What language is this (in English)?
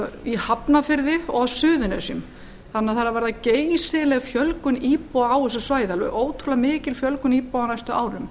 Icelandic